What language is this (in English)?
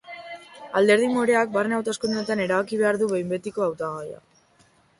Basque